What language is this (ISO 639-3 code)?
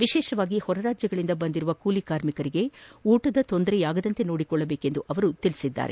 kan